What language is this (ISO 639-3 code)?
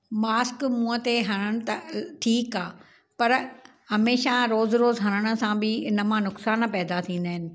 snd